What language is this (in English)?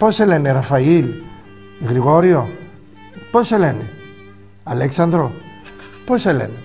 Greek